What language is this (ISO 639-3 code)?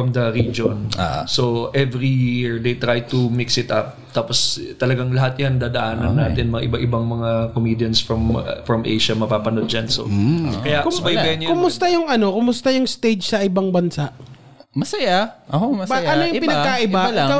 fil